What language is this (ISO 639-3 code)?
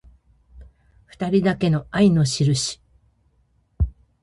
jpn